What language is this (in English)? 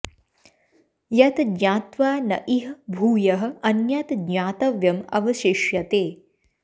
Sanskrit